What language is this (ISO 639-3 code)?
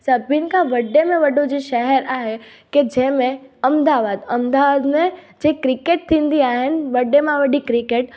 snd